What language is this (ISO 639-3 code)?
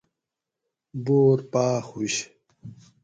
gwc